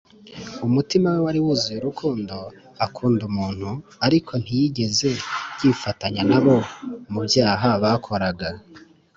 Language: Kinyarwanda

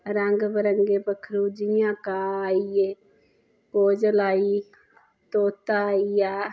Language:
Dogri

